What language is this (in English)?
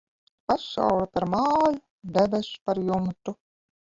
Latvian